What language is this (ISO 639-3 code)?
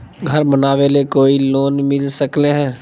mag